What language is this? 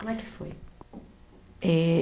Portuguese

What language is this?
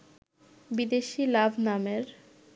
Bangla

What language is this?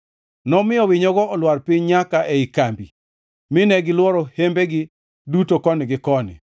Luo (Kenya and Tanzania)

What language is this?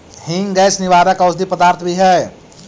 Magahi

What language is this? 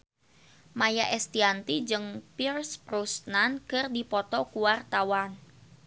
Sundanese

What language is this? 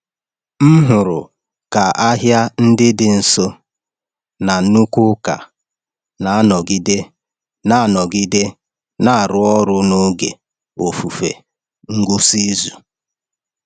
Igbo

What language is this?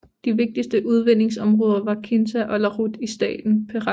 Danish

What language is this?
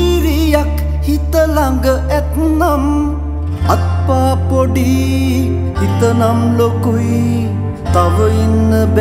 Thai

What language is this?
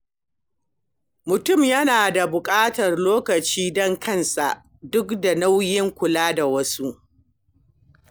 Hausa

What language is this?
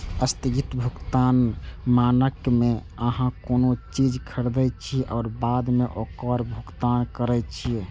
Maithili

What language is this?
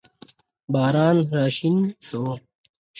Pashto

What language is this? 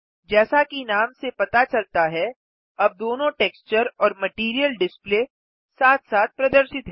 Hindi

